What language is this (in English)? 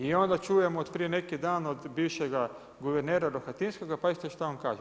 Croatian